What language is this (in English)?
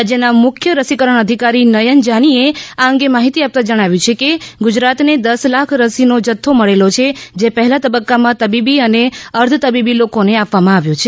Gujarati